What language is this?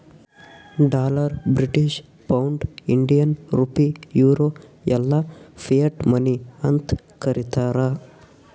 Kannada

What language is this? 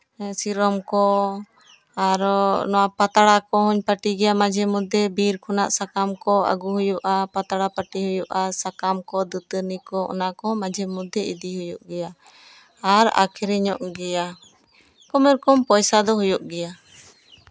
Santali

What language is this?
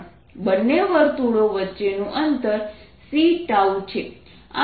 Gujarati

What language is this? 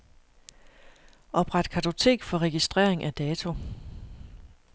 Danish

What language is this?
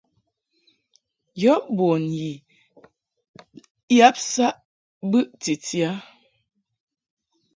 Mungaka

